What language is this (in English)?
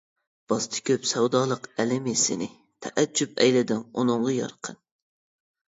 Uyghur